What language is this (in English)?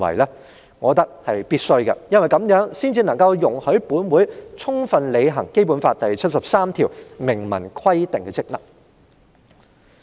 Cantonese